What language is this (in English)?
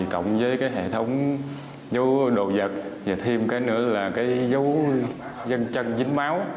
Vietnamese